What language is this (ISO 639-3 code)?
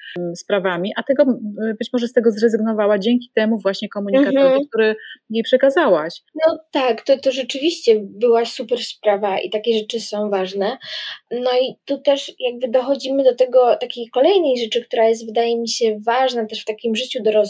pol